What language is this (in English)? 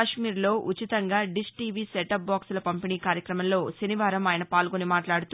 Telugu